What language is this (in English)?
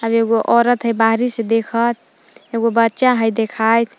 Magahi